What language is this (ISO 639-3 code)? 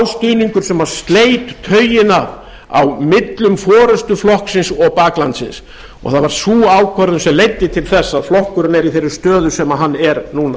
isl